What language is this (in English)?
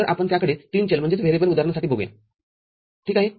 Marathi